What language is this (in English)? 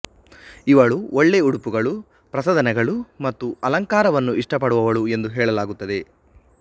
Kannada